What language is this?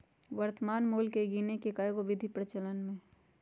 Magahi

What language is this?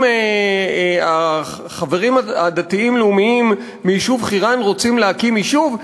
Hebrew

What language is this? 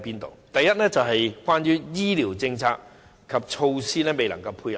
Cantonese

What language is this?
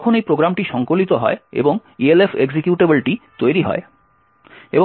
Bangla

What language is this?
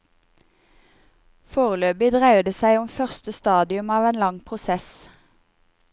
Norwegian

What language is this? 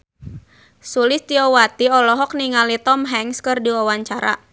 Sundanese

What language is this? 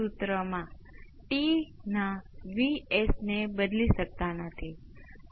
Gujarati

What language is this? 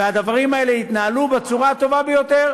Hebrew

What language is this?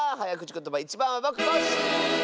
Japanese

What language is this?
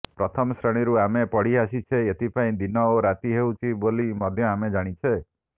Odia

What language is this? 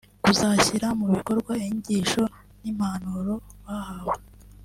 Kinyarwanda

